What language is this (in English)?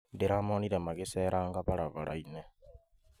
Kikuyu